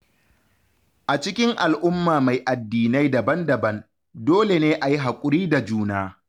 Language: Hausa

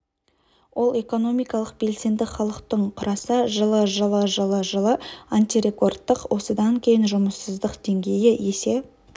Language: Kazakh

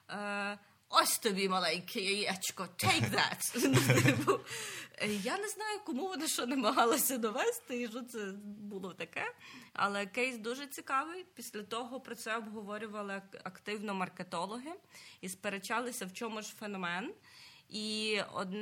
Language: Ukrainian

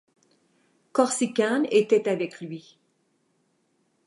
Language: French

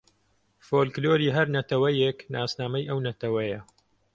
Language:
Central Kurdish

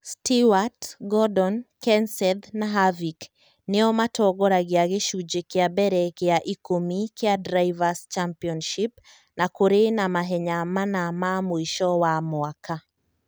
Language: Kikuyu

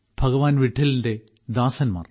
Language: Malayalam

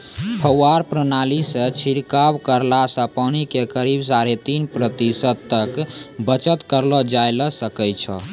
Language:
Maithili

